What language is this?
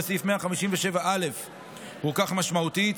Hebrew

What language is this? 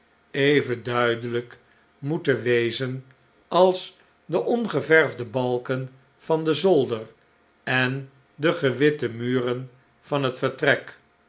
Dutch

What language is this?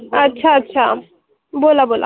Marathi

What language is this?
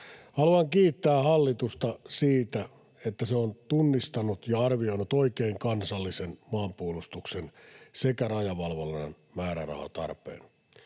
Finnish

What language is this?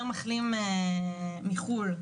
Hebrew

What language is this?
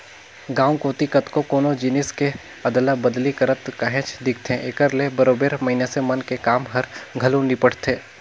Chhattisgarhi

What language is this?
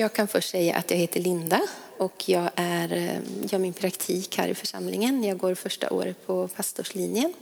Swedish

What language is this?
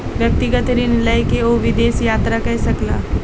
Maithili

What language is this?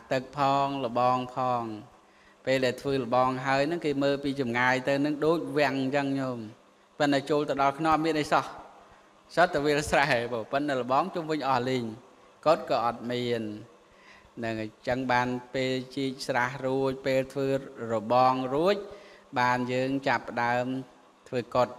Vietnamese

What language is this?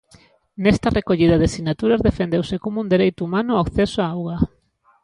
Galician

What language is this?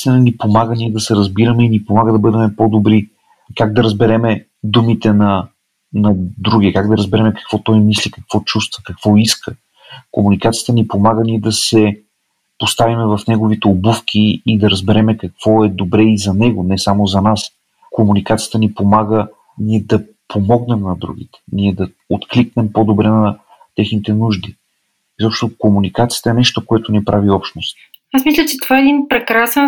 Bulgarian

